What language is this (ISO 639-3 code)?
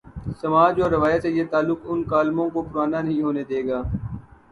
urd